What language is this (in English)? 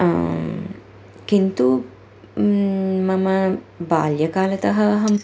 Sanskrit